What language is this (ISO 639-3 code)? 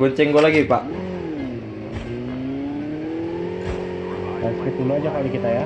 ind